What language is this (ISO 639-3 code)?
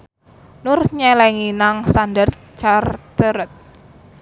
jav